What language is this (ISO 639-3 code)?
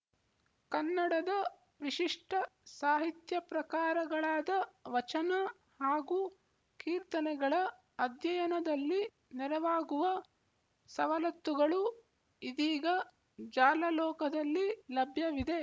kan